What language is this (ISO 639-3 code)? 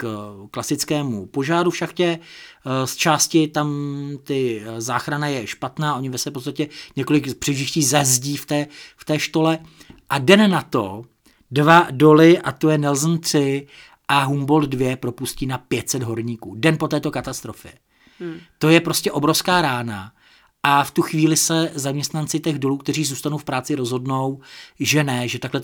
ces